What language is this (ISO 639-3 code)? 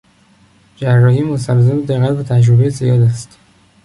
fas